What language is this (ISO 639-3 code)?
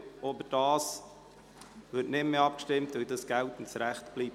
gsw